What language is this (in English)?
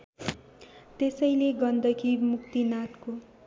Nepali